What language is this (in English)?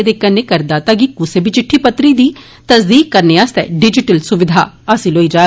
Dogri